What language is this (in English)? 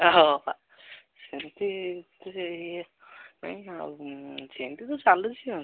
Odia